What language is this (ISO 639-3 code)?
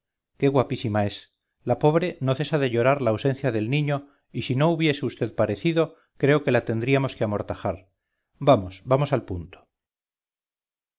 spa